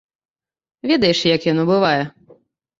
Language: Belarusian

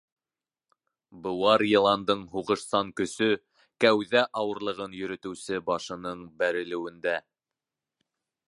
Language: Bashkir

